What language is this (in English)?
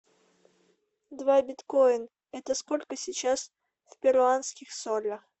Russian